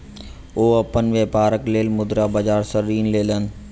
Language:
Maithili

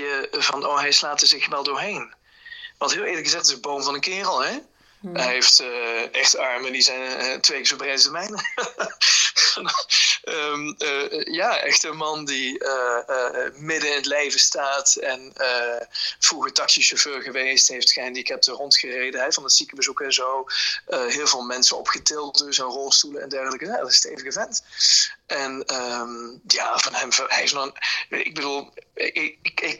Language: Dutch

